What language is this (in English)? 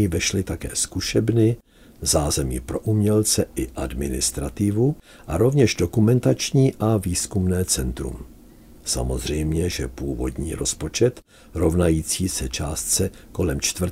Czech